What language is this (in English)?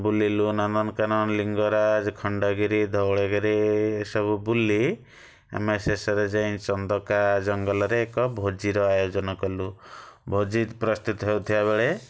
Odia